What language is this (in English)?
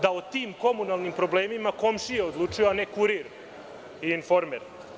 Serbian